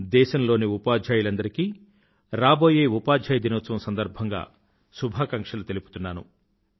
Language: Telugu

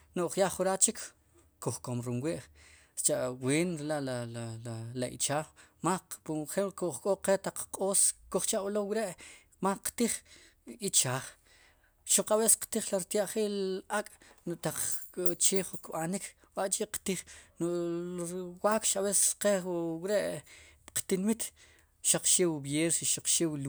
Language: Sipacapense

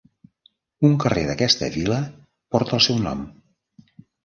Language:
Catalan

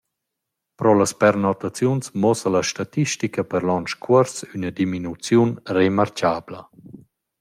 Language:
Romansh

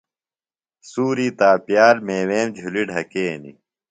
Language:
Phalura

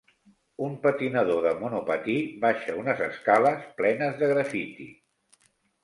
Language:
Catalan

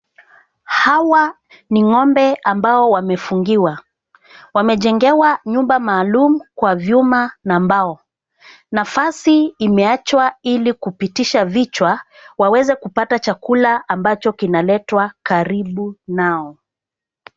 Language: Swahili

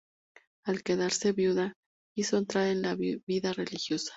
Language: Spanish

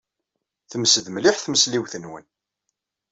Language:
Kabyle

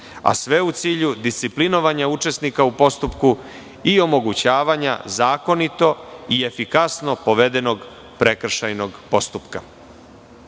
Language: Serbian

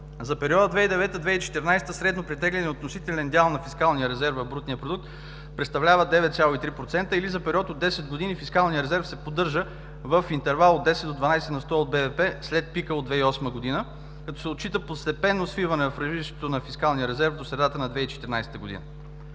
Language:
Bulgarian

